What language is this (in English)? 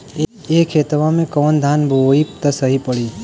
Bhojpuri